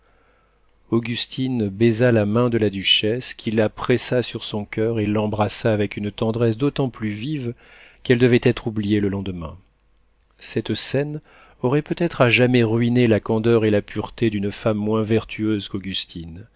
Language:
French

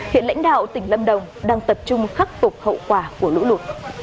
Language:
Vietnamese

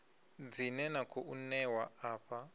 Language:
Venda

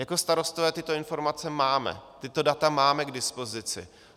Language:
Czech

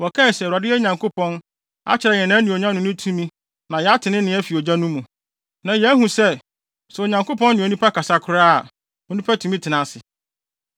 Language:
Akan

